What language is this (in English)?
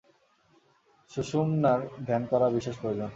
Bangla